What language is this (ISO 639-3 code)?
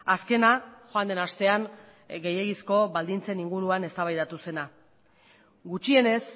eus